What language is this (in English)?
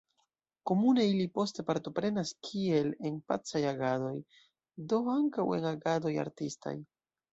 Esperanto